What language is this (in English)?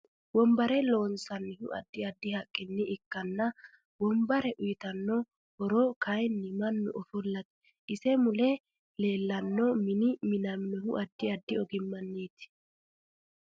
Sidamo